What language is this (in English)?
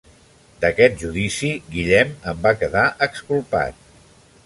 Catalan